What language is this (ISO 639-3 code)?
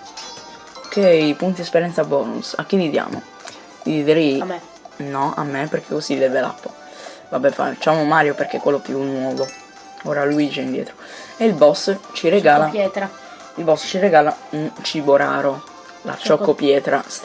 ita